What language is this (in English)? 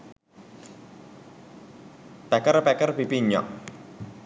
Sinhala